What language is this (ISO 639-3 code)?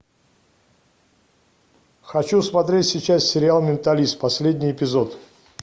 rus